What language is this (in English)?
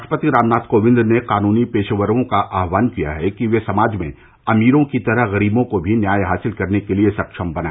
Hindi